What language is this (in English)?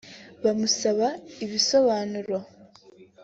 Kinyarwanda